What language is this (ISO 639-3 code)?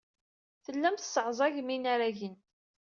kab